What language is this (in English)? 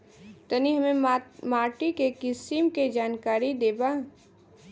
Bhojpuri